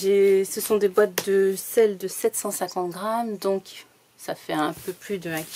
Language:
French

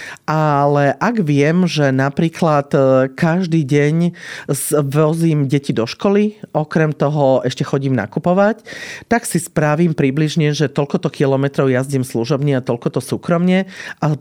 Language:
Slovak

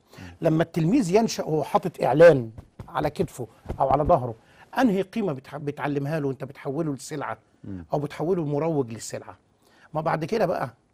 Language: Arabic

